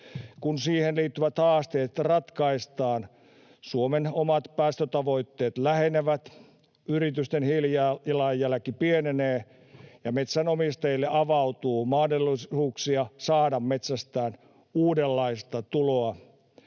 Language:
Finnish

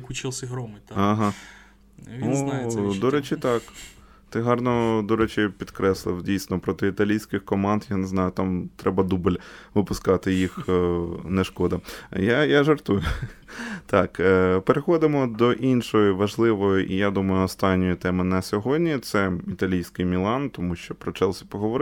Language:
Ukrainian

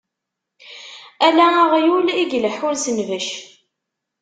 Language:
Kabyle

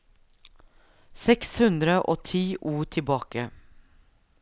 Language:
Norwegian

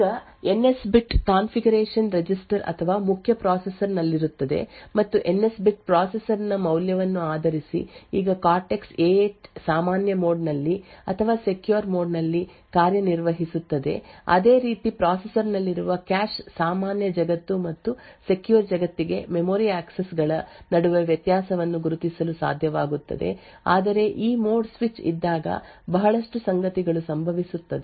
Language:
Kannada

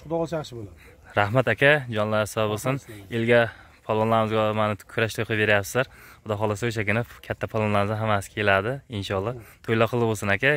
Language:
Turkish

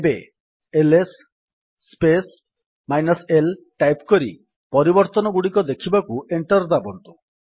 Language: Odia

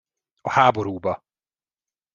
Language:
Hungarian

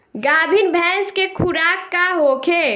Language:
Bhojpuri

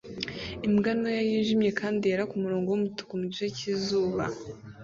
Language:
Kinyarwanda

